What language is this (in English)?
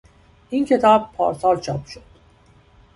Persian